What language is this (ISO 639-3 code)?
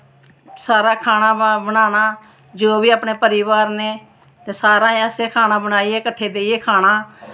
doi